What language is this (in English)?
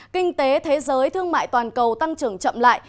Vietnamese